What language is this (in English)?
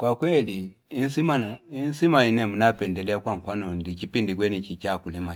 Fipa